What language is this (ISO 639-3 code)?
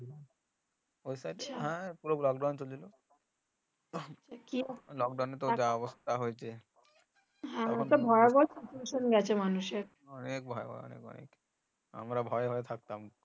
ben